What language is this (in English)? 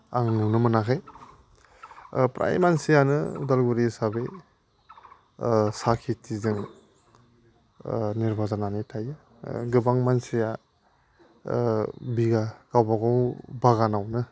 Bodo